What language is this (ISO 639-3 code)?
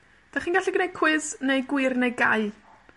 cym